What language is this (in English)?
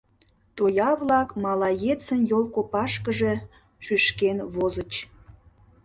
Mari